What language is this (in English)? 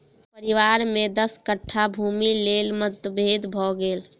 Maithili